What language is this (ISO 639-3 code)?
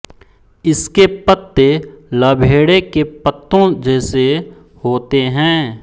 hin